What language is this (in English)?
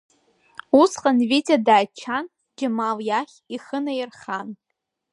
Abkhazian